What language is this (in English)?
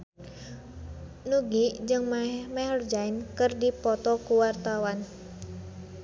Sundanese